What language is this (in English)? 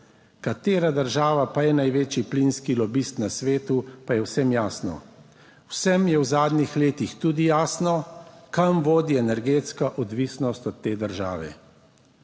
Slovenian